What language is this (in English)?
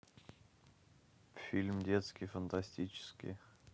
Russian